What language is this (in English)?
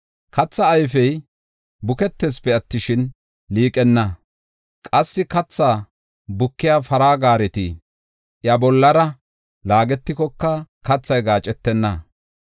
Gofa